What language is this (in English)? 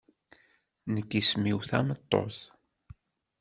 Kabyle